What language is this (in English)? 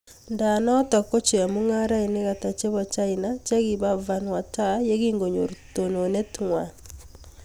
Kalenjin